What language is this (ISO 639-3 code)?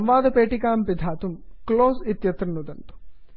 san